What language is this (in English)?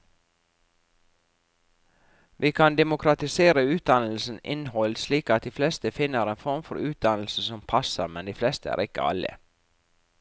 Norwegian